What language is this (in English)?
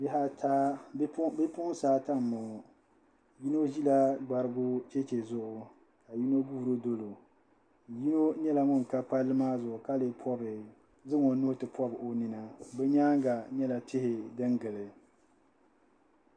Dagbani